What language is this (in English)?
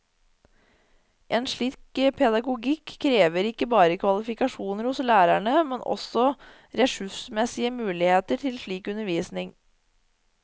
Norwegian